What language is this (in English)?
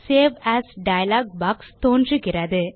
Tamil